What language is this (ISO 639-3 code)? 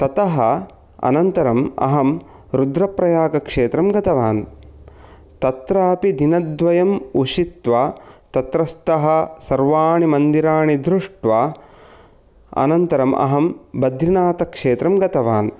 san